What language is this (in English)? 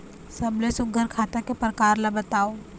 Chhattisgarhi